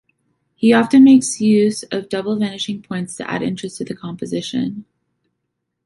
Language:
English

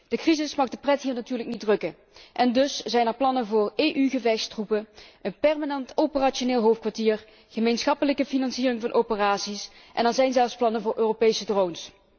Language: Dutch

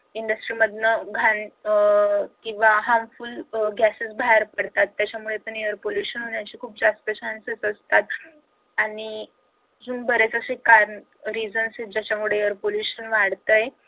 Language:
Marathi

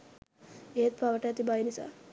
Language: Sinhala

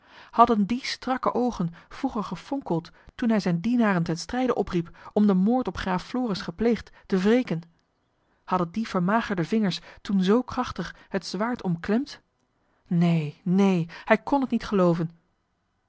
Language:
Dutch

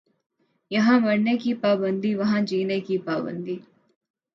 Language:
Urdu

